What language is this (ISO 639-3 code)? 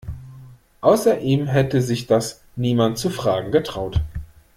deu